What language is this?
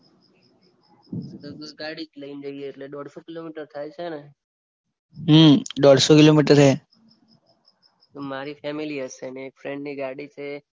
Gujarati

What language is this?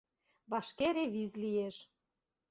Mari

